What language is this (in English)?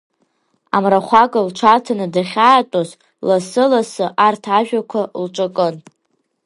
Abkhazian